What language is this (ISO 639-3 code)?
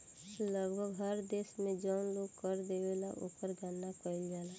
bho